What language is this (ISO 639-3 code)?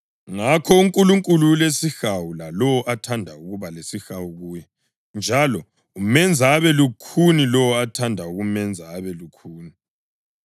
nde